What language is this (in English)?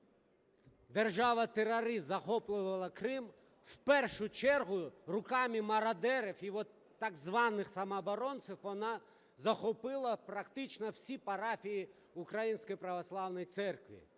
Ukrainian